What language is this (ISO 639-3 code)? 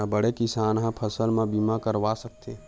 hne